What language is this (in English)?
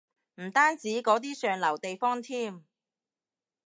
Cantonese